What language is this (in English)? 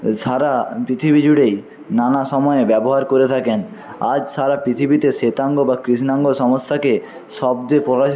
Bangla